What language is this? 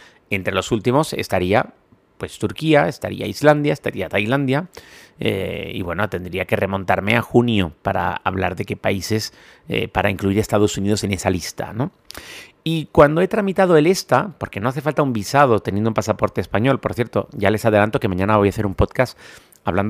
Spanish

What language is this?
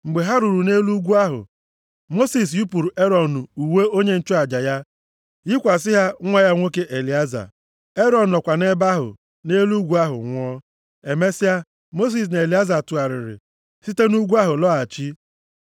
Igbo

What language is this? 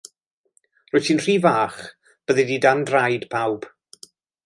Welsh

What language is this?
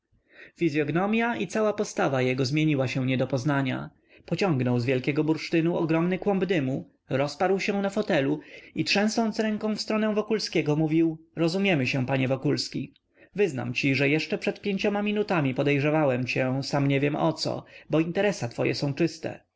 Polish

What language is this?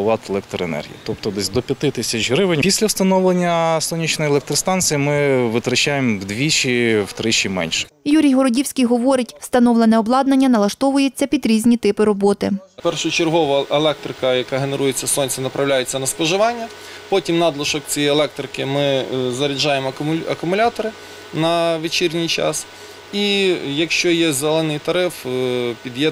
Ukrainian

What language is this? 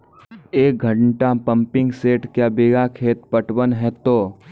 Maithili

